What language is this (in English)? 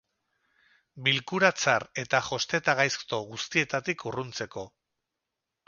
Basque